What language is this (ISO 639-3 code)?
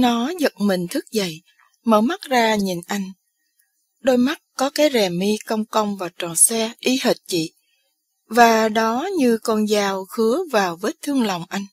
vie